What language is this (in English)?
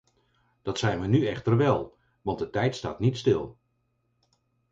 Dutch